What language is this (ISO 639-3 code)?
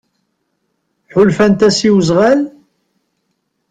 kab